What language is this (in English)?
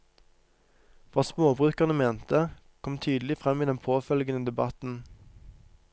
Norwegian